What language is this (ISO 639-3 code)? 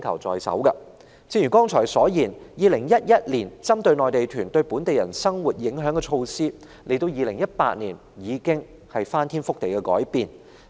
yue